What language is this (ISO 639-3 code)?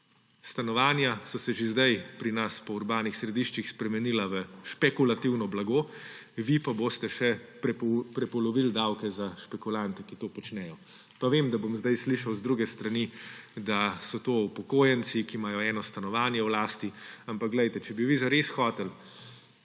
slv